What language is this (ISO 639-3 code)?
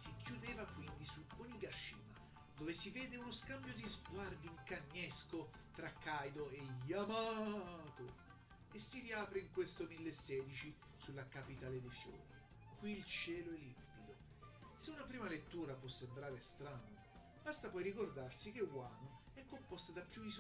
ita